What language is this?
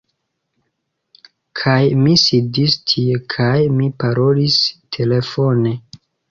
Esperanto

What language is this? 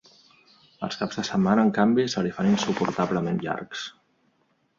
Catalan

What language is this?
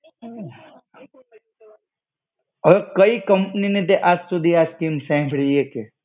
Gujarati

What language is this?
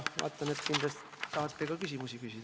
Estonian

